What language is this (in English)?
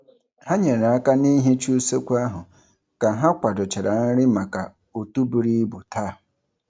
Igbo